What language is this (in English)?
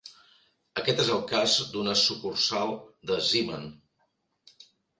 Catalan